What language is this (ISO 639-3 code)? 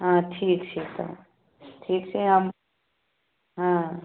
mai